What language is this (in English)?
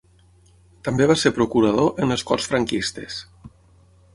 Catalan